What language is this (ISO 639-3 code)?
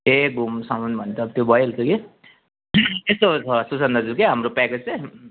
nep